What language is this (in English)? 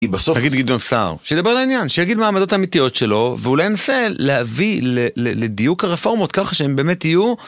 Hebrew